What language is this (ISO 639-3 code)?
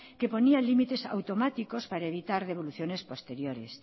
spa